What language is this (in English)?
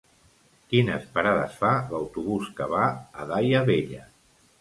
Catalan